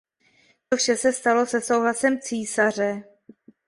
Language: Czech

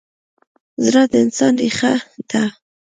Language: Pashto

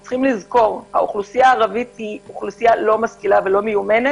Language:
Hebrew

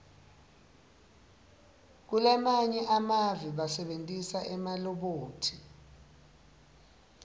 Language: Swati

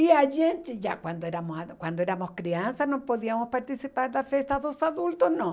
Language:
Portuguese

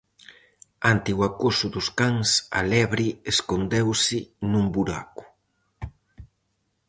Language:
Galician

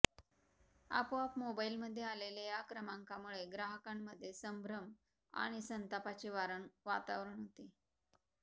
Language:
Marathi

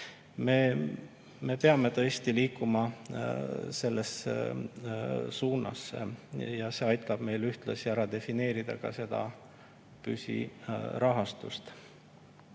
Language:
Estonian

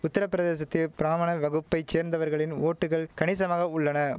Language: Tamil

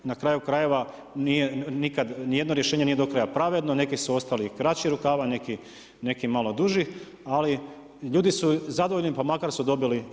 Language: Croatian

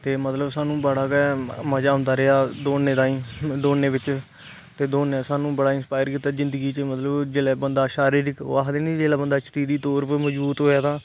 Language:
Dogri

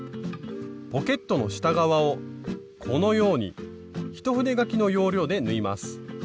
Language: Japanese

